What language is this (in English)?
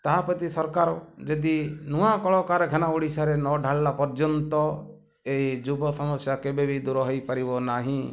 Odia